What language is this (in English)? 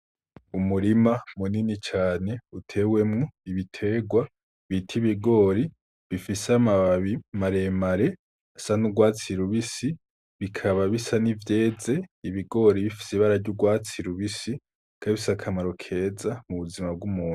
Rundi